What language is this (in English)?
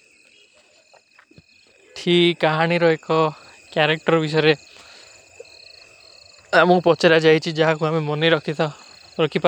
Kui (India)